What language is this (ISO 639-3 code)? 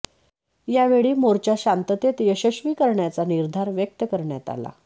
mar